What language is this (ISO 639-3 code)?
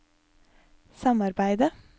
nor